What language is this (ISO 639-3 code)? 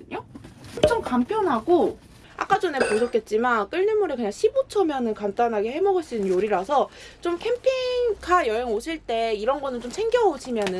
kor